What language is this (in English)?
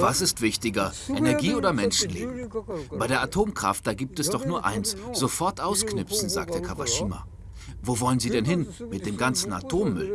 German